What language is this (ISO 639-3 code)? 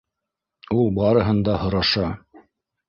bak